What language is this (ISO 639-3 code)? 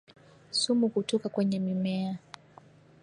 swa